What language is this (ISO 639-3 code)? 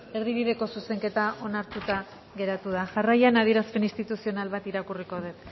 eus